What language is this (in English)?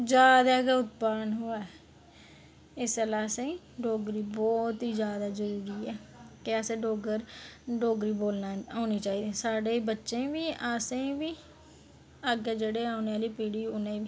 Dogri